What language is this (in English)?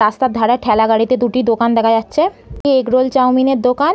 Bangla